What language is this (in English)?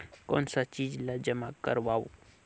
Chhattisgarhi